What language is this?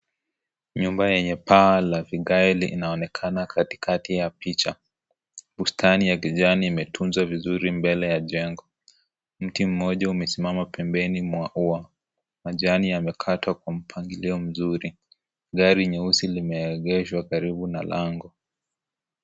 Swahili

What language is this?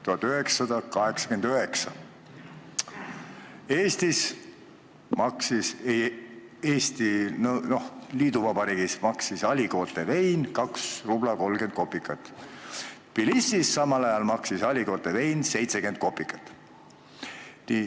Estonian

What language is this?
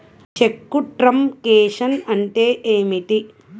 Telugu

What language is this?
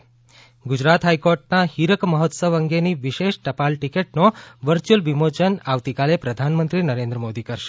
Gujarati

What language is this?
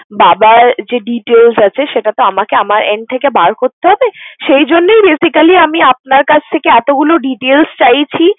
Bangla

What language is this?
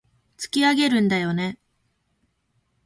Japanese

